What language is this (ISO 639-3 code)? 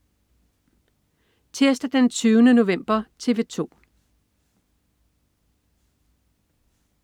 dan